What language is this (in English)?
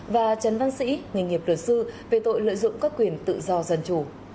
Vietnamese